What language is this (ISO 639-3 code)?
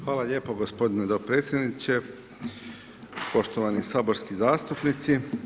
hrv